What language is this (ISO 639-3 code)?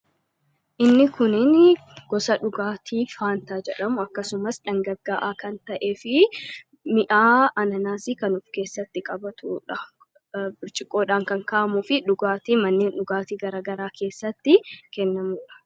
orm